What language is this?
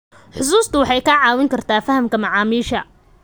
Somali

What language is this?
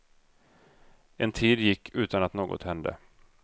Swedish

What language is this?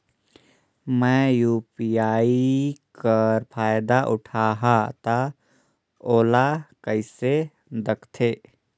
Chhattisgarhi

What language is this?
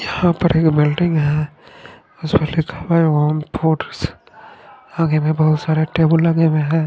Hindi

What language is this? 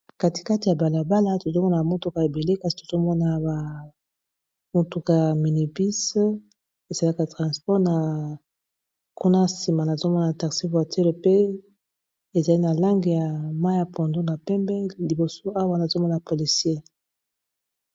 Lingala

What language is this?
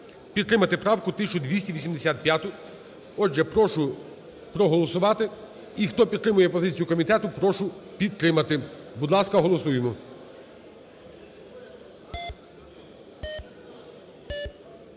Ukrainian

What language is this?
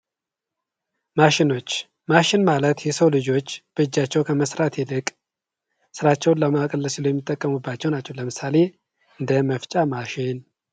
Amharic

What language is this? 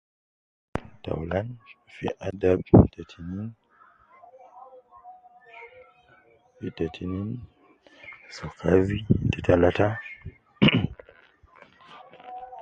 Nubi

